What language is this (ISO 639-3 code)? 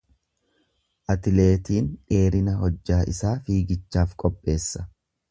orm